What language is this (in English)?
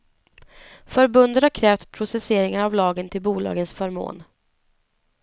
Swedish